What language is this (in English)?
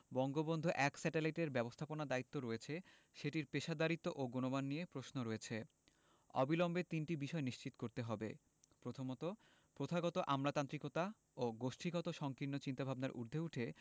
Bangla